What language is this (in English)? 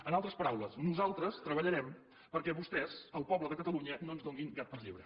Catalan